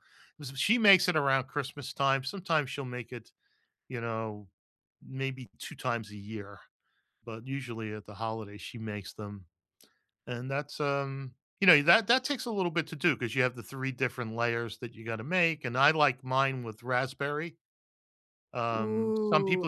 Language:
English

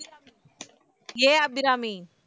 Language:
Tamil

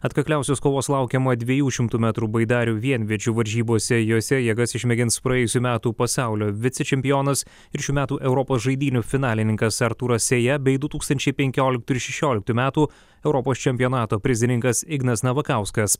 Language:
Lithuanian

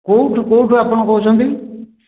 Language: Odia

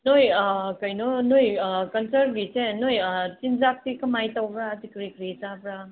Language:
Manipuri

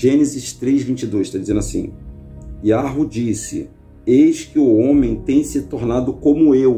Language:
Portuguese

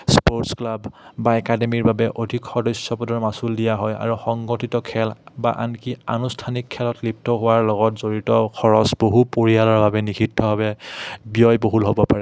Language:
Assamese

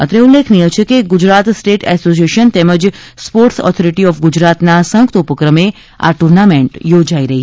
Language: Gujarati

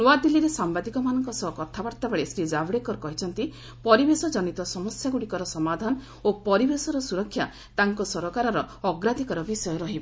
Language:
Odia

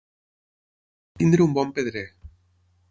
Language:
Catalan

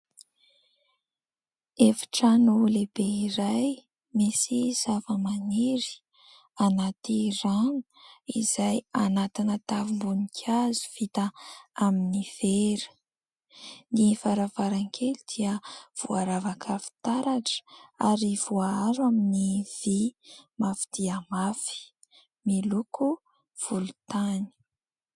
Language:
Malagasy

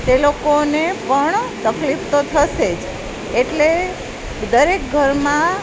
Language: Gujarati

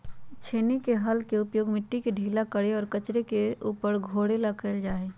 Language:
Magahi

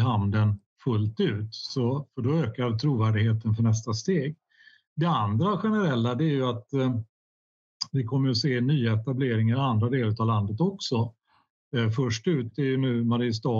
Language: Swedish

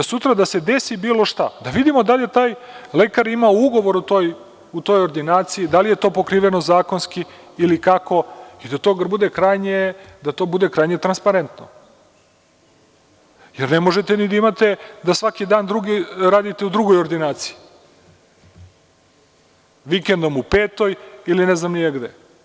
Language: Serbian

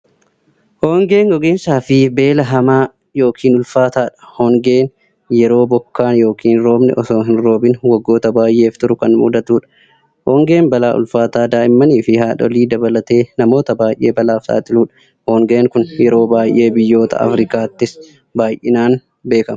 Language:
Oromo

